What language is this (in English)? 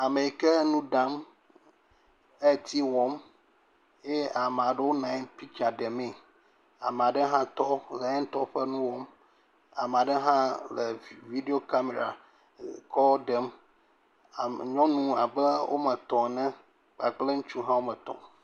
Ewe